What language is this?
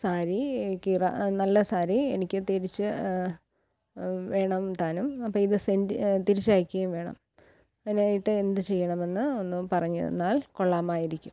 Malayalam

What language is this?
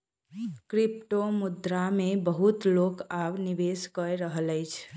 Maithili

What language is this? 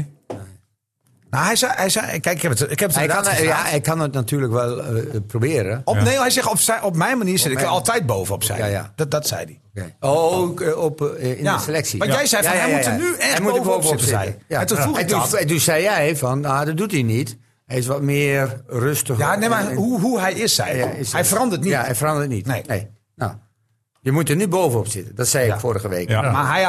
Dutch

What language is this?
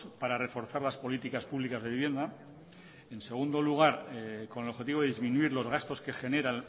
Spanish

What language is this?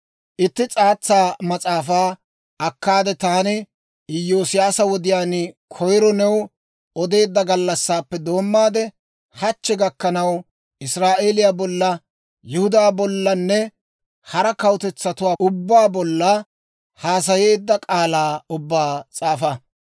Dawro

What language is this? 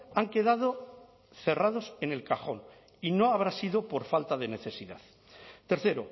Spanish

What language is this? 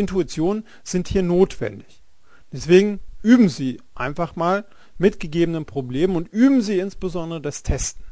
German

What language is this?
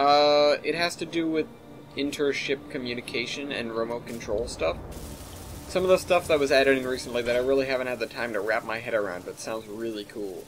English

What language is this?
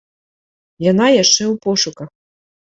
Belarusian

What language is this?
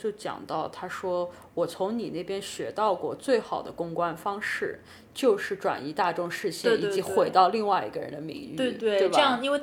Chinese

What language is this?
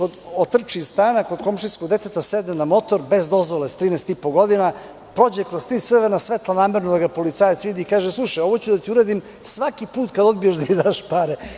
Serbian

